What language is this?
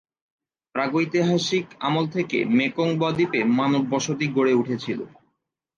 Bangla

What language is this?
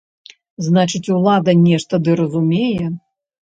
Belarusian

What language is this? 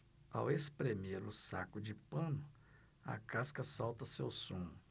Portuguese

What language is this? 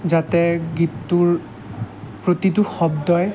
Assamese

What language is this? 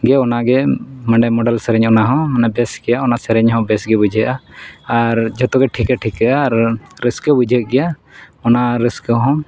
Santali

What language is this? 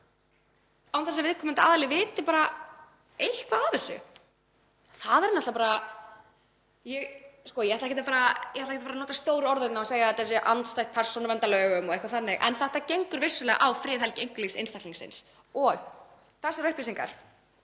Icelandic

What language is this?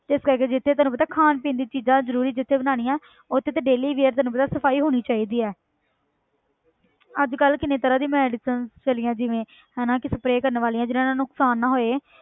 Punjabi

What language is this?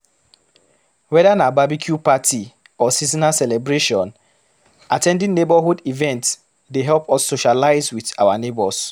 Nigerian Pidgin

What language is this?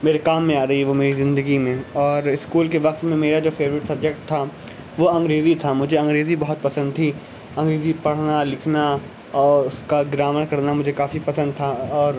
Urdu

